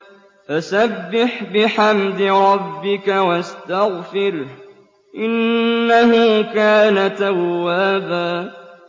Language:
Arabic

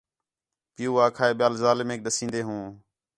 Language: Khetrani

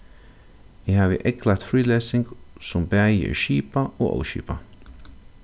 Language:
Faroese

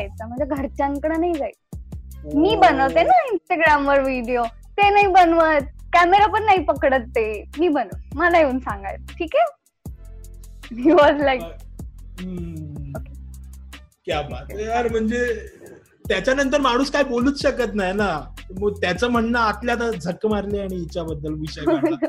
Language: Marathi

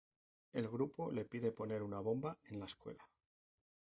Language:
Spanish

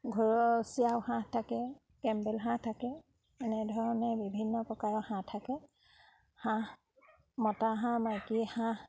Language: Assamese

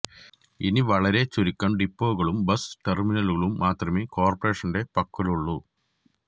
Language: Malayalam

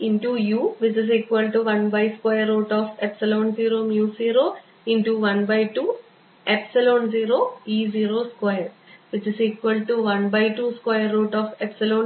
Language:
Malayalam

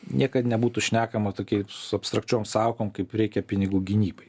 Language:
Lithuanian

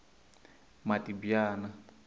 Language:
Tsonga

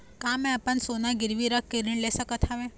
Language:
Chhattisgarhi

